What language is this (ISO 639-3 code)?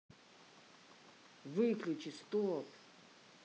rus